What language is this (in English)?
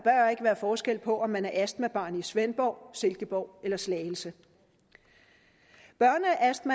Danish